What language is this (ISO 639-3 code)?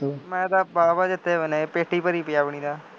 pan